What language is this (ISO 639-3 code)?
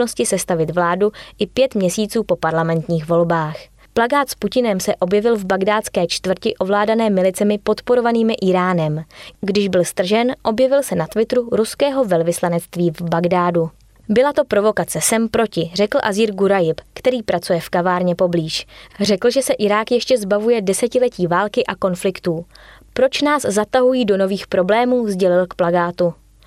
ces